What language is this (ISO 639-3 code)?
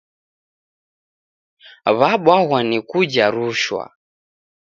dav